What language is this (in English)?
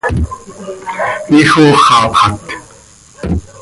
Seri